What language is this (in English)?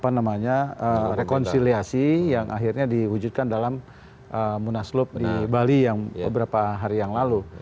Indonesian